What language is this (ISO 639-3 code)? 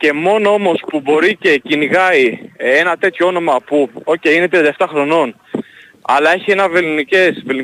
ell